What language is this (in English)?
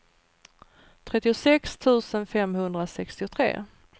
Swedish